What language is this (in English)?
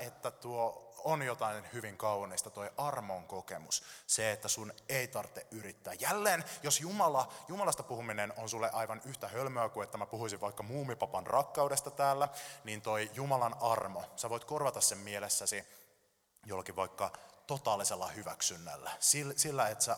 Finnish